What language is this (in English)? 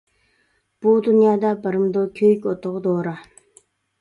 Uyghur